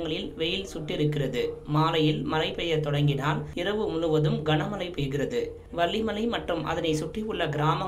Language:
Arabic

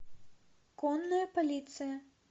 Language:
Russian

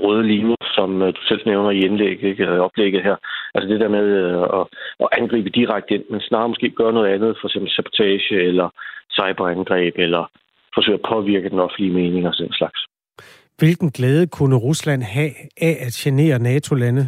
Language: Danish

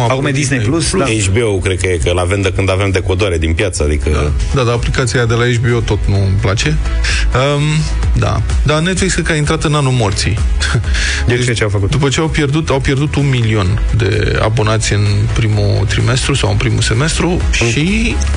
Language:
Romanian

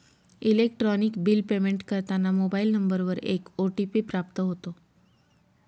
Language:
Marathi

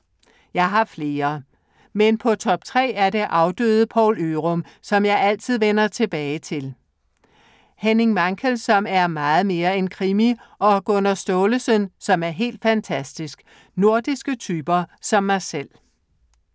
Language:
Danish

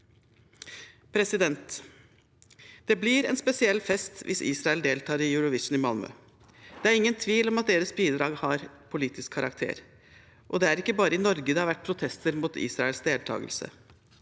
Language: Norwegian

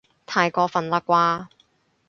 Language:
Cantonese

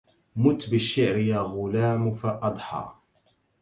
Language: Arabic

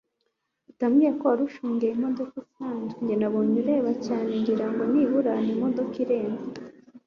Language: Kinyarwanda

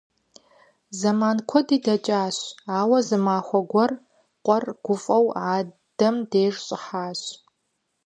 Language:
Kabardian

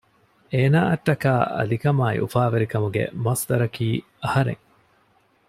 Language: Divehi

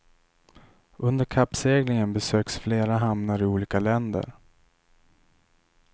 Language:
Swedish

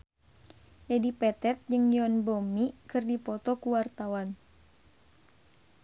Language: Sundanese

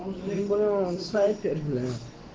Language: Russian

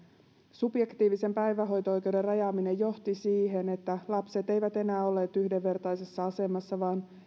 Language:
Finnish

